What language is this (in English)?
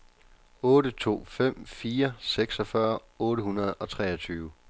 Danish